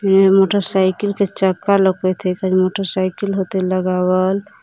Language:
Magahi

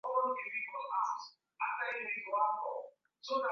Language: Swahili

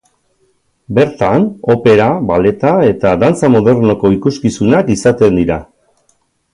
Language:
Basque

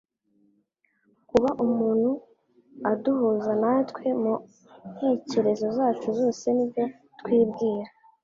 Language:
Kinyarwanda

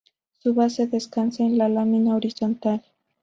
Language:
Spanish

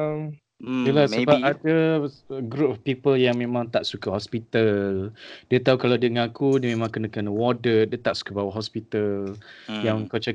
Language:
Malay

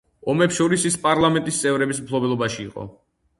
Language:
Georgian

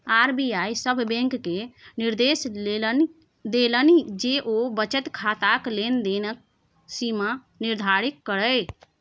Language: Maithili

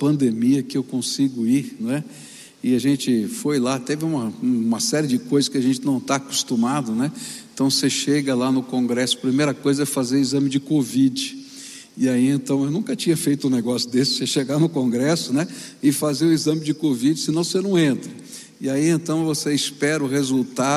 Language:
Portuguese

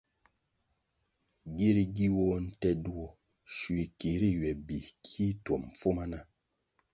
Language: Kwasio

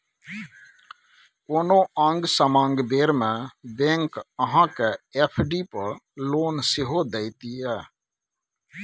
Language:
Maithili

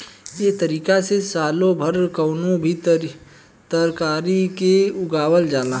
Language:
Bhojpuri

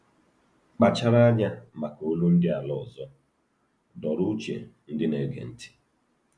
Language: Igbo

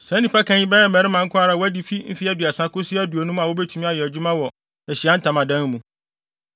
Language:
Akan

